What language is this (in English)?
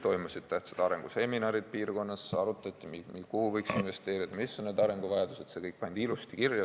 Estonian